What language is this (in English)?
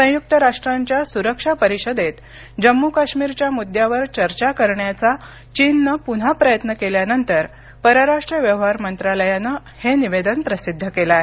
Marathi